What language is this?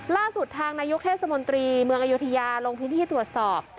Thai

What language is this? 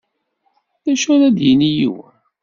Kabyle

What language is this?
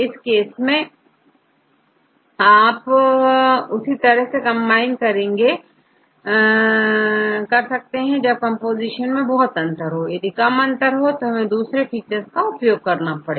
Hindi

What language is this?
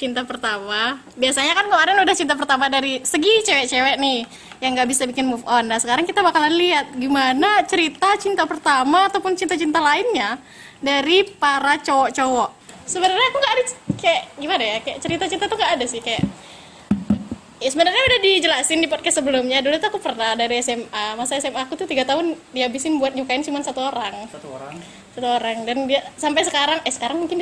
Indonesian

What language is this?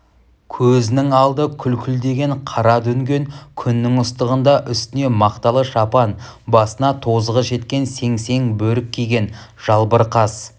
Kazakh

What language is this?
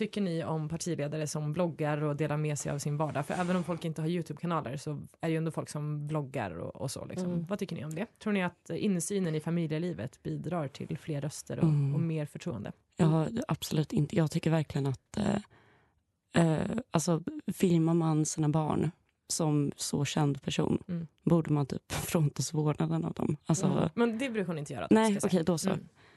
Swedish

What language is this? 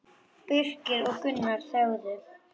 Icelandic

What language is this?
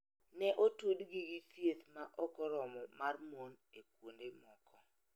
Luo (Kenya and Tanzania)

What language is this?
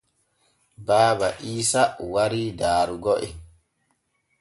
Borgu Fulfulde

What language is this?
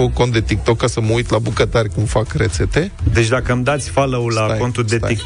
Romanian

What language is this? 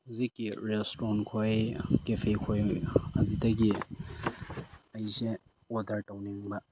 Manipuri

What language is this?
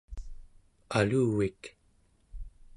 Central Yupik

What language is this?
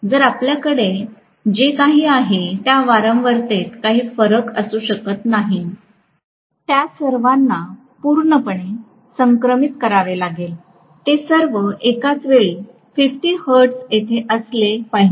Marathi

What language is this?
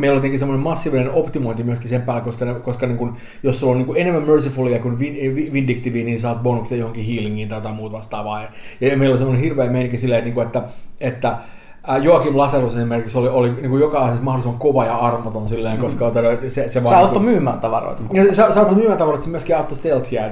Finnish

